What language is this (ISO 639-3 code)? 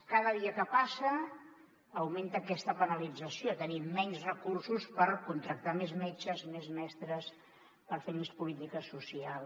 cat